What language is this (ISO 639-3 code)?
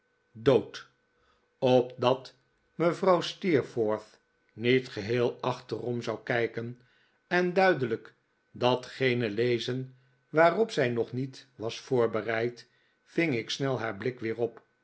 nld